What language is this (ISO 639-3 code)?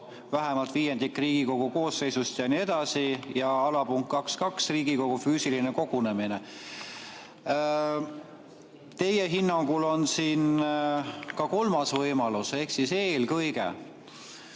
est